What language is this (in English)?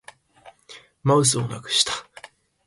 Japanese